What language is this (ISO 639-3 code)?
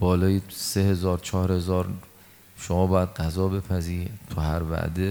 fas